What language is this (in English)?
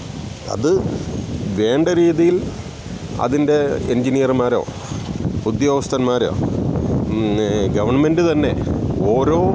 Malayalam